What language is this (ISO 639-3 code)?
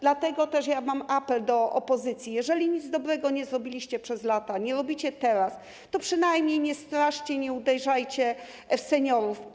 pol